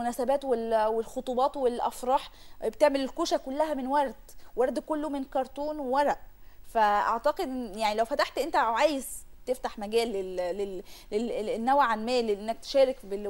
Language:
Arabic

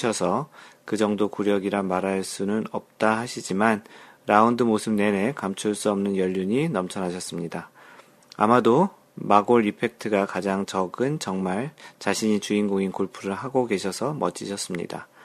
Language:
Korean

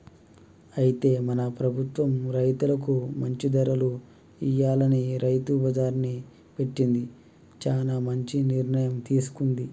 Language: Telugu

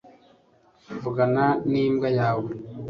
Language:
Kinyarwanda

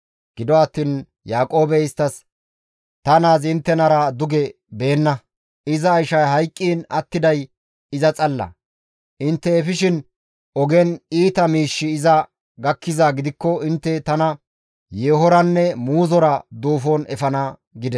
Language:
Gamo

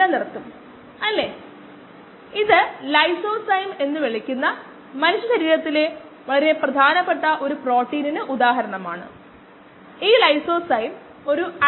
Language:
Malayalam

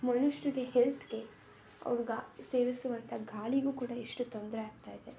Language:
Kannada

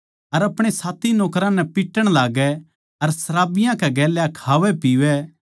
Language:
Haryanvi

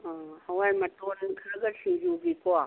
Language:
Manipuri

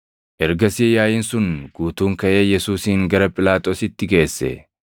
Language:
Oromo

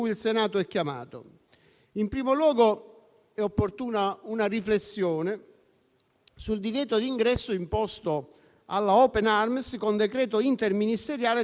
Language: Italian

